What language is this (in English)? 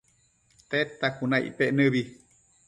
Matsés